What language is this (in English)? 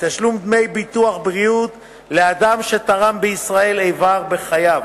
Hebrew